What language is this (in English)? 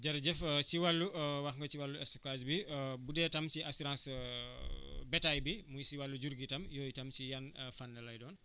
Wolof